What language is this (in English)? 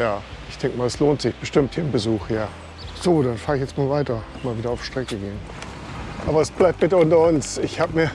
German